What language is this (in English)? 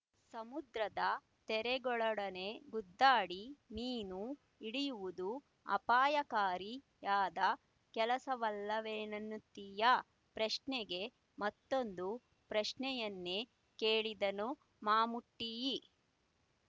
Kannada